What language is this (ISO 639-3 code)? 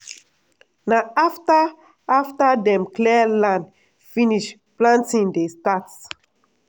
pcm